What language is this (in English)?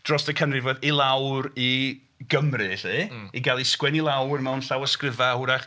Welsh